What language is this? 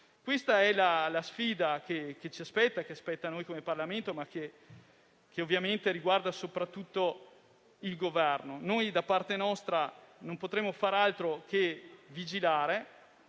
Italian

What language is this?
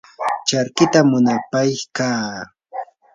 Yanahuanca Pasco Quechua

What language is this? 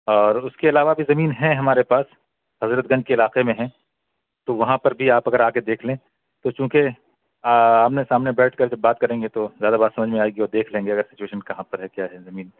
Urdu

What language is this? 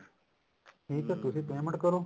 Punjabi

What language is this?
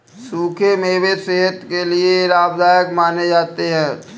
Hindi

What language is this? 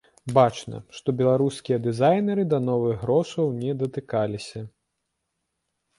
Belarusian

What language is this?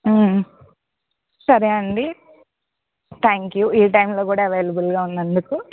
Telugu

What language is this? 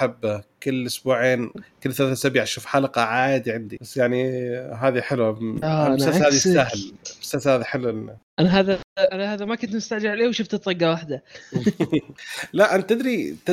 Arabic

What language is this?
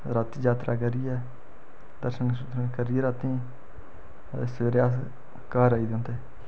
Dogri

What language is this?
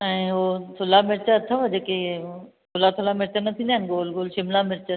Sindhi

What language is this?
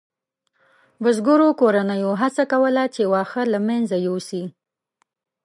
Pashto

